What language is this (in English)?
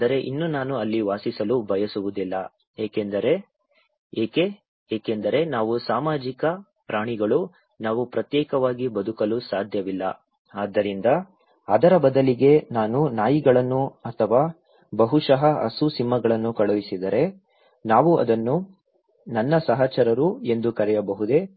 Kannada